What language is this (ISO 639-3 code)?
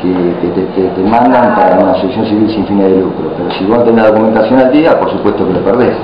spa